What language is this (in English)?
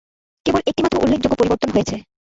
Bangla